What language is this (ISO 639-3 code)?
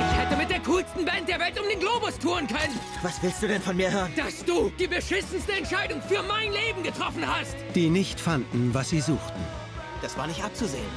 deu